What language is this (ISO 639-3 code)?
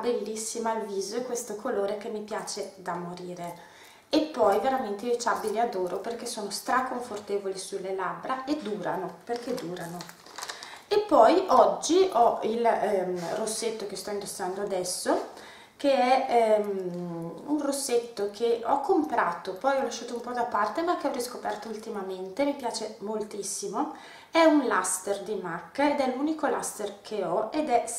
ita